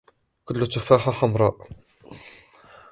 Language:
Arabic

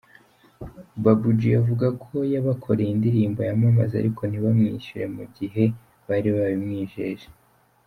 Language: Kinyarwanda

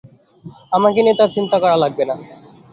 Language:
Bangla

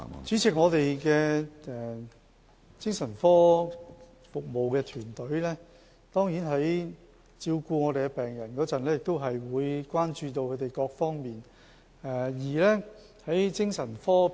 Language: Cantonese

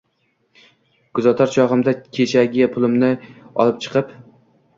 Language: Uzbek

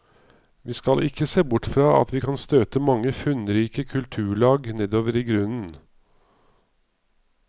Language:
Norwegian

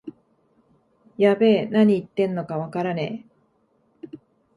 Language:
Japanese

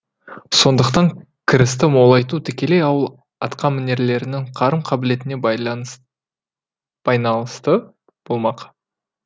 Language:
Kazakh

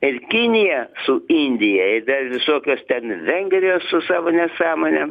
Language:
Lithuanian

